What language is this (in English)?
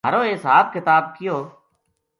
Gujari